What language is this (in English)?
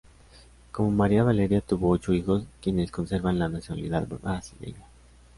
Spanish